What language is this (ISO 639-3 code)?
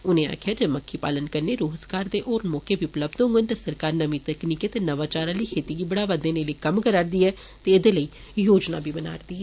doi